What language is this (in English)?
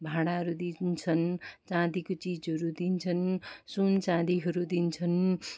Nepali